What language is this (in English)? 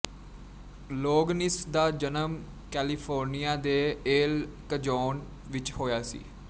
Punjabi